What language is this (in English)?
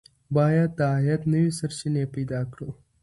Pashto